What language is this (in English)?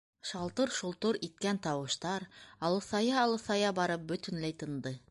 Bashkir